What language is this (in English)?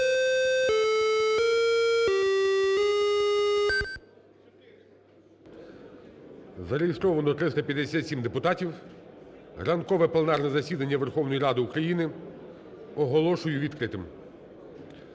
Ukrainian